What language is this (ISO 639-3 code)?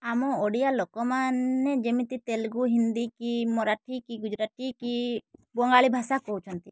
ori